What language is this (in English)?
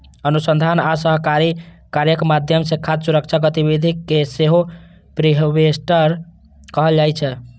Maithili